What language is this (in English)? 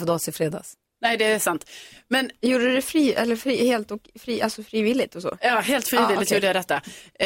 Swedish